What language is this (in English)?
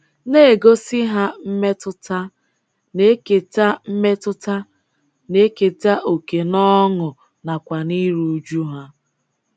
Igbo